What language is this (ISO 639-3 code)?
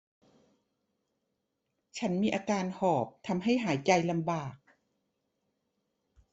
tha